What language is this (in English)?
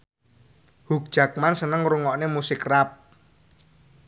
Javanese